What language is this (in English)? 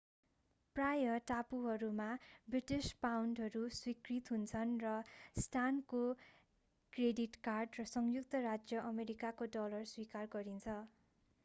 Nepali